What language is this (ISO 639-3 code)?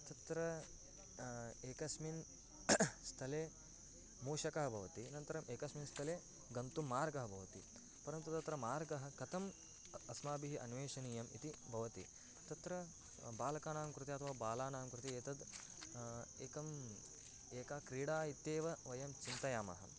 san